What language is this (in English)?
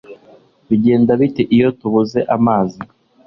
Kinyarwanda